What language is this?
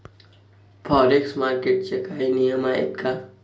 Marathi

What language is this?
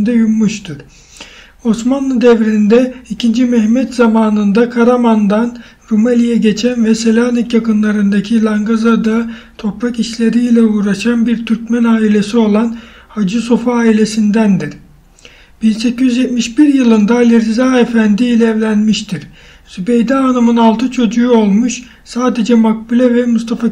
Turkish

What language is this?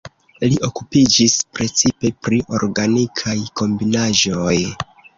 Esperanto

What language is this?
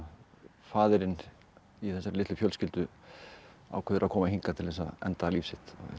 Icelandic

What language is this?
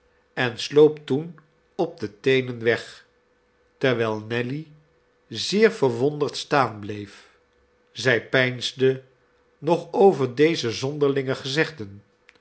Dutch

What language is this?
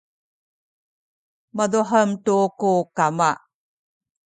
Sakizaya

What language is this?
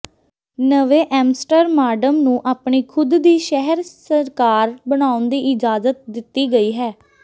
Punjabi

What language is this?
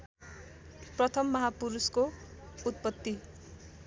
Nepali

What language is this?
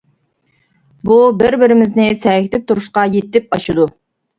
Uyghur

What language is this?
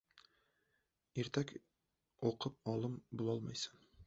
Uzbek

